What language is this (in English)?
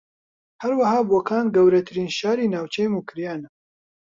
Central Kurdish